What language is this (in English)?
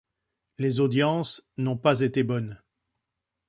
French